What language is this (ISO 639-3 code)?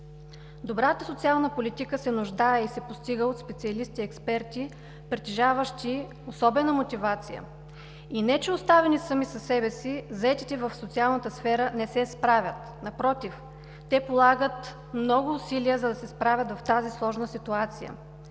bul